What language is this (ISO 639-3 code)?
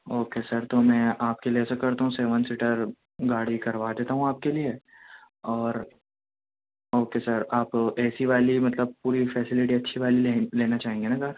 urd